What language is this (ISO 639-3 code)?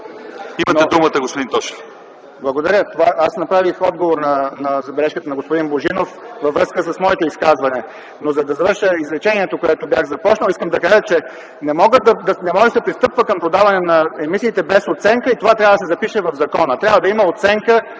bul